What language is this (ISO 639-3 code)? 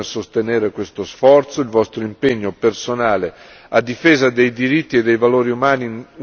ita